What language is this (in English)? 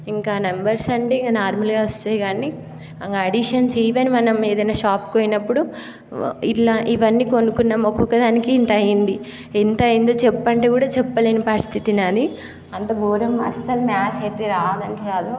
Telugu